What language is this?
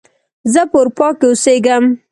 Pashto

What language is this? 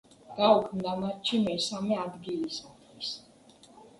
Georgian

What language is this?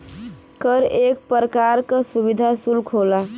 Bhojpuri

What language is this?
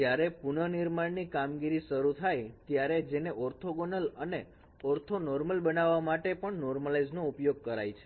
Gujarati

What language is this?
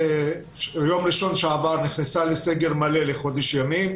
Hebrew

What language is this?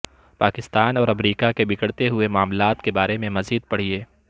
Urdu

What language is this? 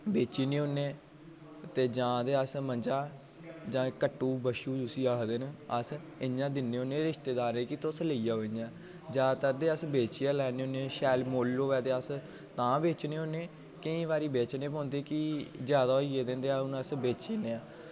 Dogri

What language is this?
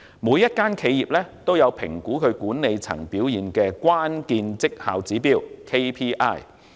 Cantonese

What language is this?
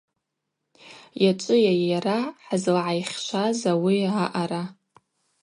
Abaza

